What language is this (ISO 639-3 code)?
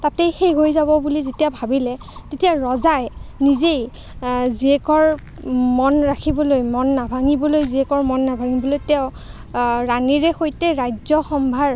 asm